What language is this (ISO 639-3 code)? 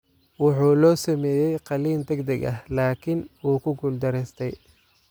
som